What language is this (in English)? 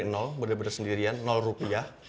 Indonesian